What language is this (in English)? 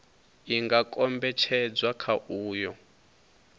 Venda